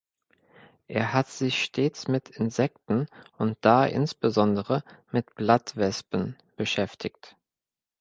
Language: German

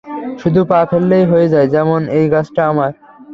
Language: Bangla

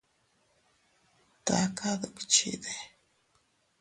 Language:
Teutila Cuicatec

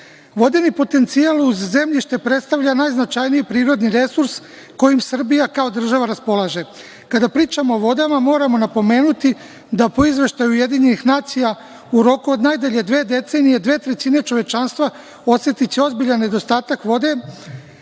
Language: Serbian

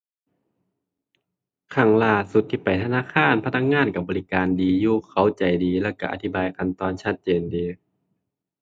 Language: Thai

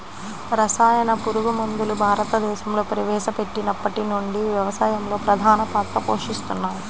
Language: Telugu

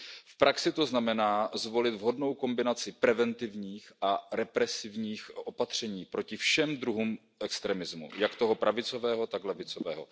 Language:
Czech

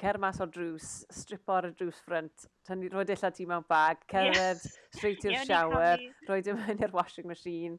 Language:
Welsh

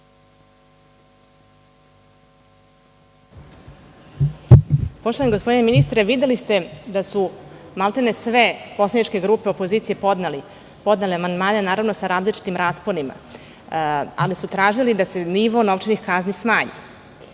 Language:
Serbian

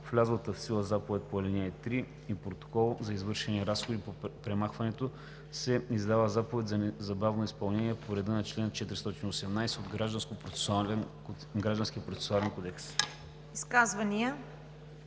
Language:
Bulgarian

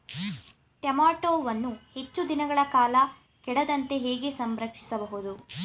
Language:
Kannada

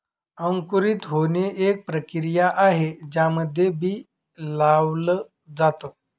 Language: Marathi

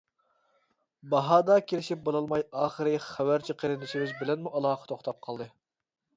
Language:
Uyghur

